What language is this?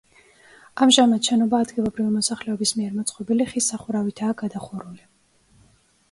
Georgian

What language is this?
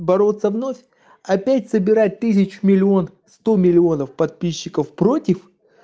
Russian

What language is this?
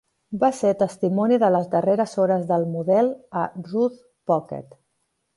Catalan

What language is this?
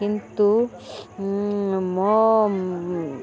Odia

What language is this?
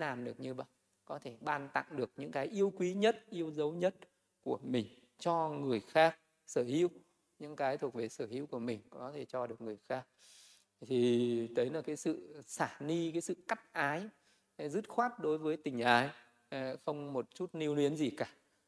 Vietnamese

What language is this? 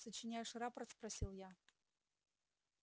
Russian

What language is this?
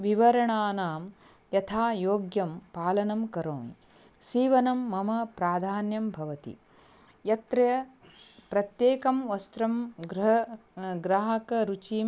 Sanskrit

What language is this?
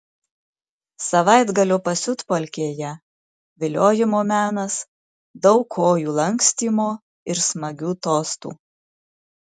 Lithuanian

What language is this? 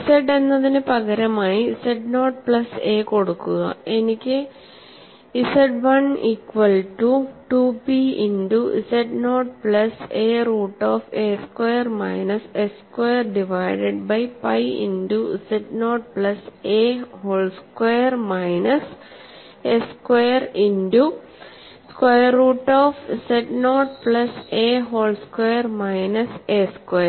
Malayalam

